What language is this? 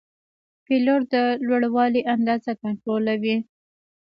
Pashto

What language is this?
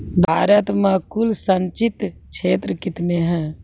Maithili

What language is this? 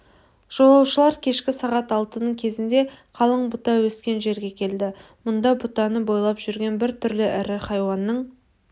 Kazakh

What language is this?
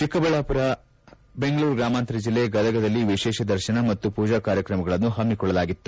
Kannada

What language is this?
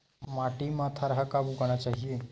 Chhattisgarhi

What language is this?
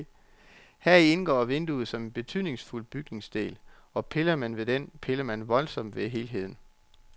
Danish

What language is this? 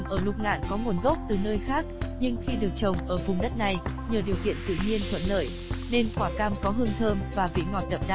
Vietnamese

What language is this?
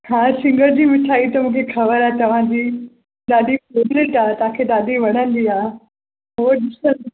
Sindhi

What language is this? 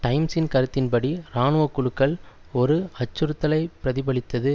Tamil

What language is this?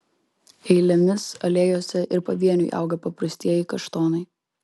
Lithuanian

